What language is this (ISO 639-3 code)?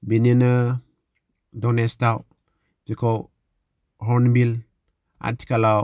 brx